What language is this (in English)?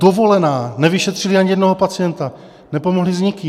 Czech